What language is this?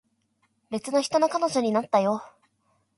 Japanese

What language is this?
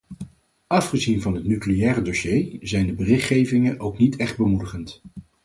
Dutch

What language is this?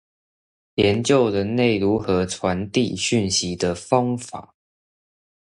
Chinese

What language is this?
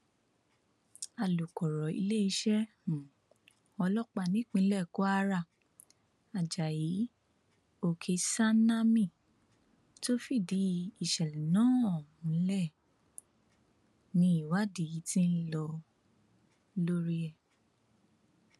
Yoruba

